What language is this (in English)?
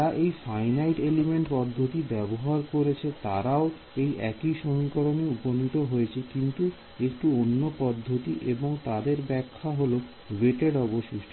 Bangla